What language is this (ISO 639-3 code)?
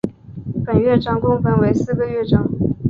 zho